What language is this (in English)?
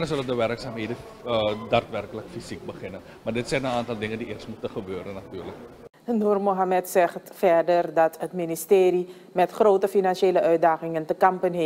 Dutch